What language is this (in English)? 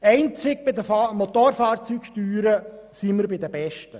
Swiss German